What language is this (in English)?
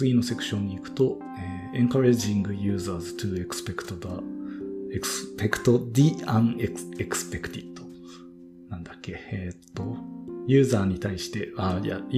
Japanese